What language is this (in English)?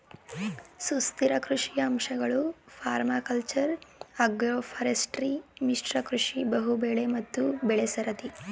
Kannada